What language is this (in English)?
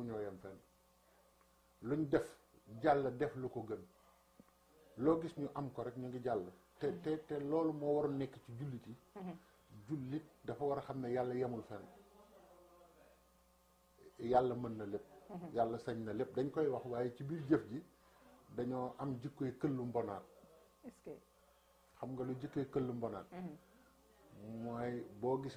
French